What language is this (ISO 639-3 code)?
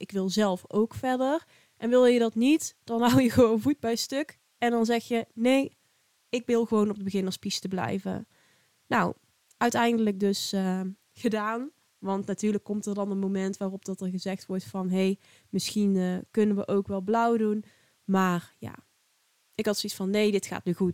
nld